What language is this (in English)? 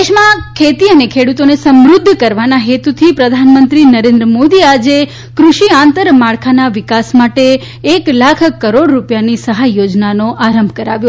Gujarati